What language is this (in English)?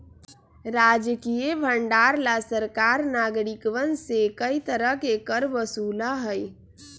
Magahi